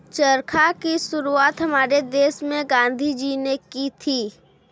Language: Hindi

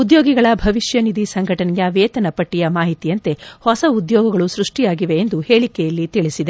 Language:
Kannada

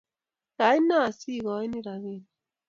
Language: Kalenjin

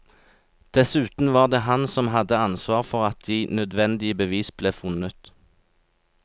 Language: Norwegian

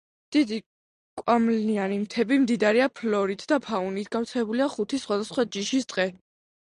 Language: Georgian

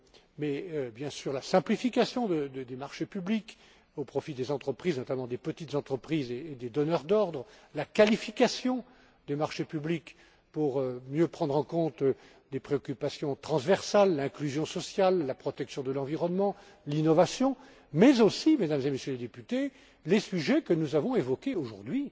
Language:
French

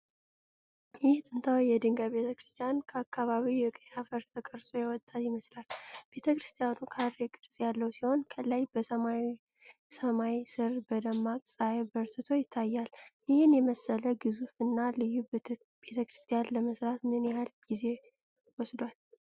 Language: Amharic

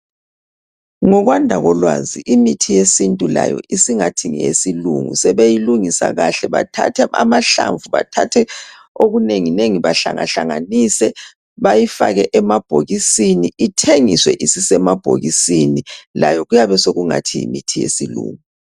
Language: North Ndebele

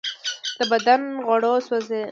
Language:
Pashto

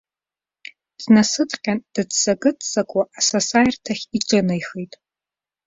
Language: Abkhazian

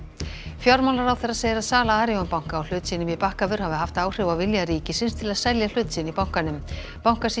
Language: Icelandic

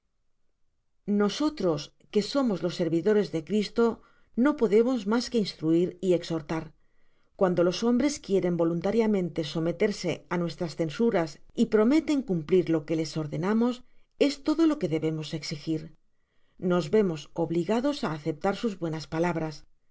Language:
Spanish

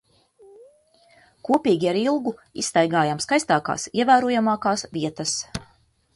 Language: Latvian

